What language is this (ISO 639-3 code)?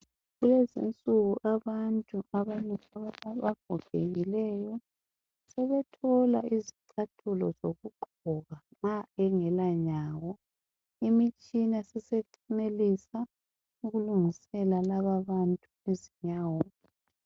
nde